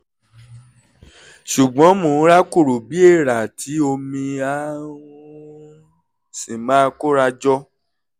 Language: Yoruba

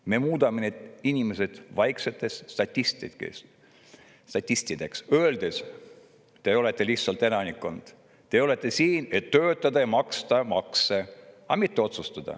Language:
Estonian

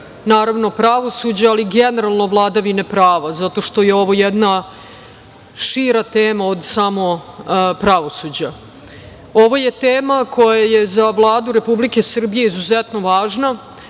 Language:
Serbian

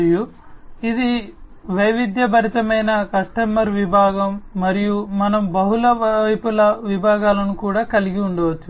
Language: Telugu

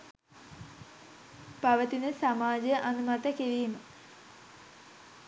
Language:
Sinhala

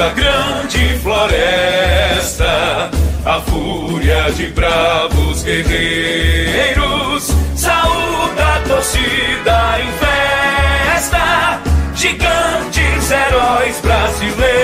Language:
Romanian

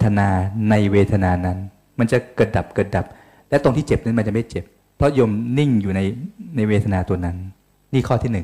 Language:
Thai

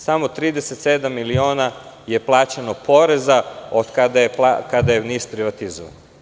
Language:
Serbian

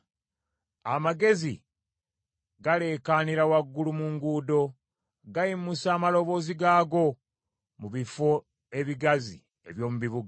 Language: Ganda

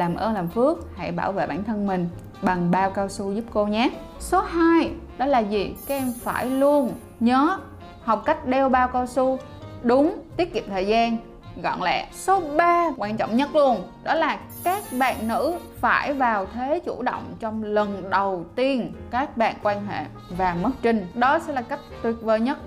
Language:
Vietnamese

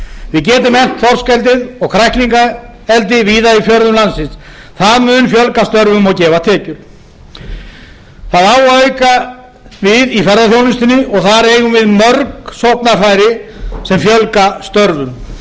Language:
Icelandic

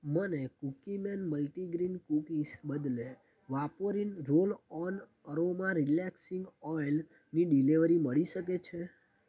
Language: Gujarati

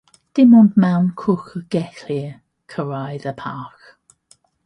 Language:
Welsh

